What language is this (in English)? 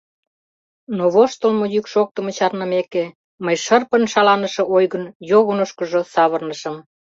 Mari